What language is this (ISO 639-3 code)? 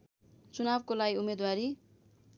nep